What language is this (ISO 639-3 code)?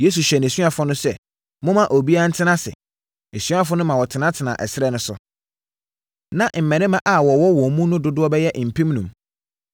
aka